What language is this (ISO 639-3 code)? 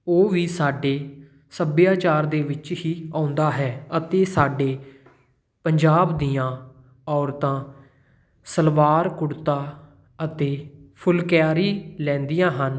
pan